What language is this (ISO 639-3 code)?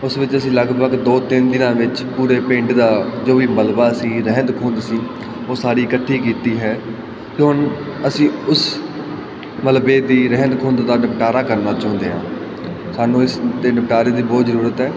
pan